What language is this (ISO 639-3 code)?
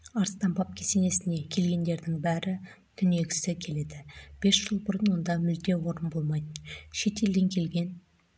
kaz